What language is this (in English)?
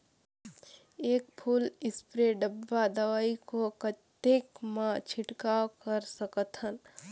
Chhattisgarhi